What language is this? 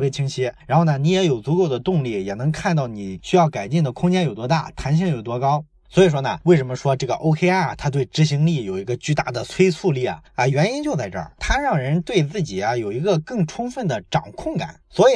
Chinese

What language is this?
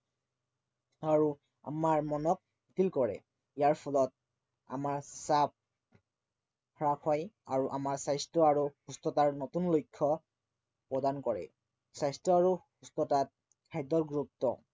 Assamese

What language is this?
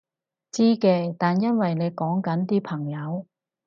Cantonese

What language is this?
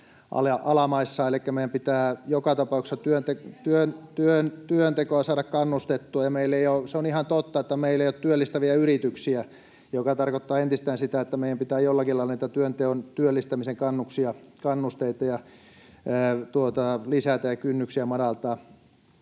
Finnish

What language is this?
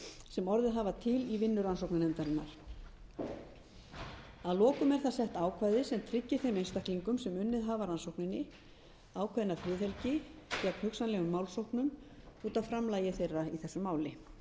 Icelandic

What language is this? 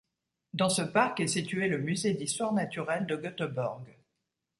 French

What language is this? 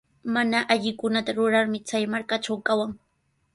Sihuas Ancash Quechua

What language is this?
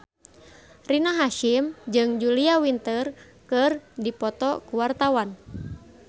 Sundanese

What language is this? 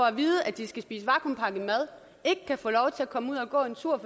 Danish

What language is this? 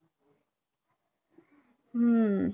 Kannada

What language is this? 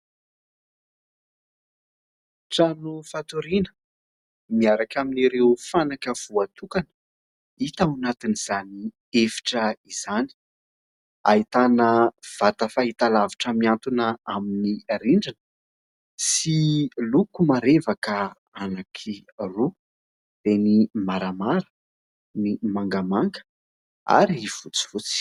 Malagasy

